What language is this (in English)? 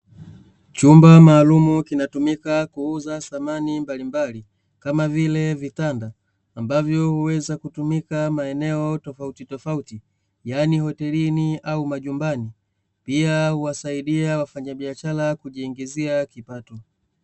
Swahili